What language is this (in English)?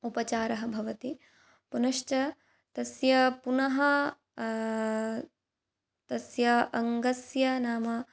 Sanskrit